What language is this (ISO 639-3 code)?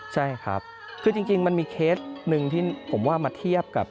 tha